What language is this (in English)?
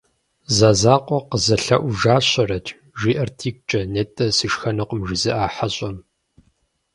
Kabardian